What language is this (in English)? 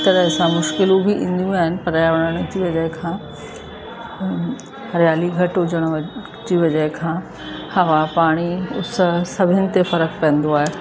Sindhi